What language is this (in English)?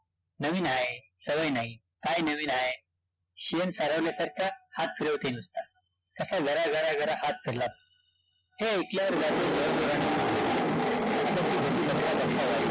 Marathi